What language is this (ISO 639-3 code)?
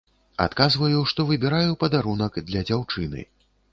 bel